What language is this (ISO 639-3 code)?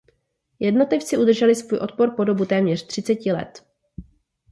ces